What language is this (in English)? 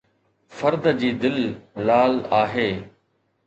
Sindhi